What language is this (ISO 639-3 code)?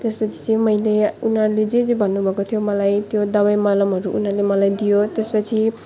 nep